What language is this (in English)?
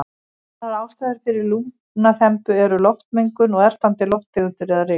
Icelandic